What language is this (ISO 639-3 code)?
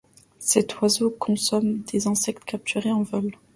fra